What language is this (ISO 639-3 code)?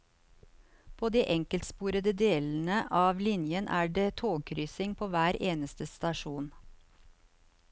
nor